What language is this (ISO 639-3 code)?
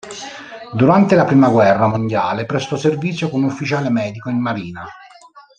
ita